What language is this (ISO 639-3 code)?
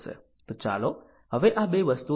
guj